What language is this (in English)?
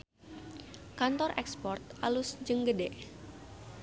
Sundanese